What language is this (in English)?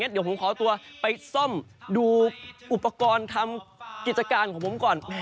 Thai